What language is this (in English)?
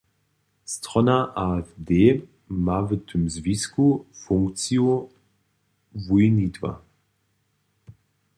Upper Sorbian